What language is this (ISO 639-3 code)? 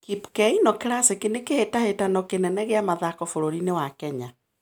kik